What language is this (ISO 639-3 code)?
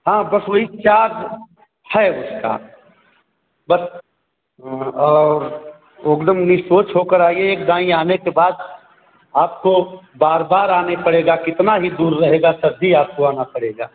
hin